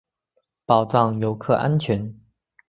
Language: Chinese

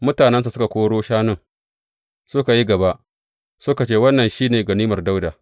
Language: Hausa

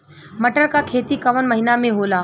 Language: Bhojpuri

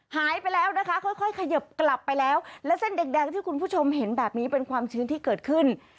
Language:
Thai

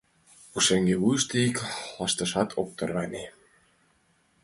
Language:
Mari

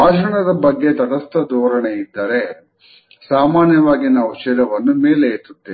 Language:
Kannada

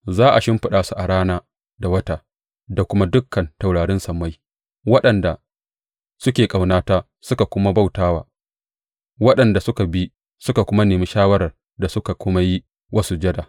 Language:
Hausa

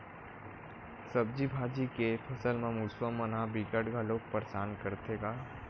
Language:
Chhattisgarhi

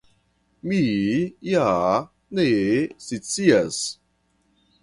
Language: Esperanto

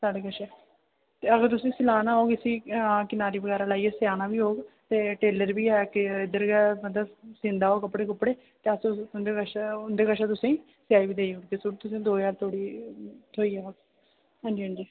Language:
Dogri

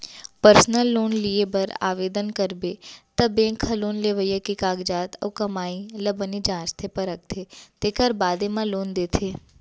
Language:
Chhattisgarhi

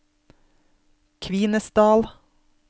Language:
Norwegian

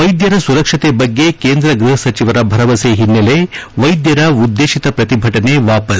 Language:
Kannada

